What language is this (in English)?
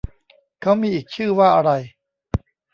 Thai